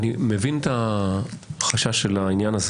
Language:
Hebrew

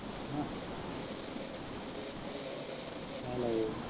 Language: Punjabi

